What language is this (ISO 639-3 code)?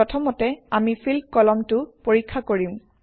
asm